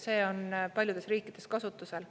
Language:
Estonian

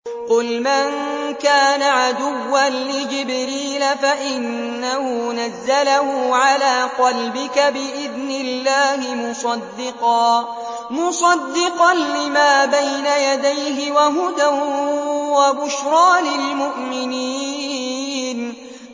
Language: Arabic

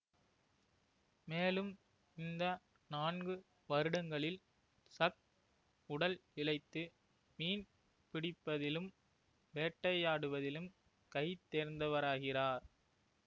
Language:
Tamil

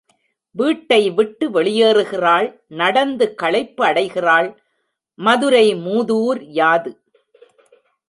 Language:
Tamil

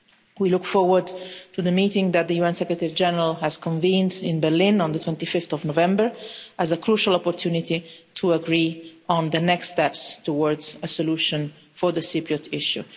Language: English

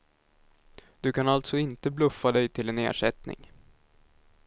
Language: Swedish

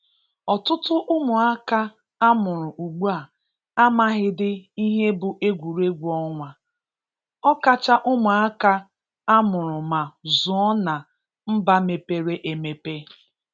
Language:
Igbo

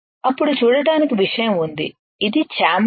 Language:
Telugu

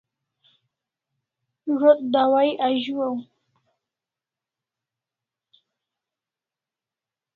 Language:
Kalasha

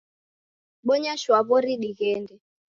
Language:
Taita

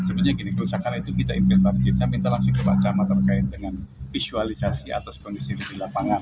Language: Indonesian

